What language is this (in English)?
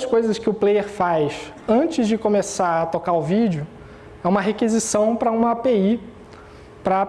Portuguese